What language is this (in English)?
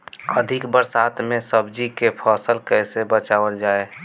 Bhojpuri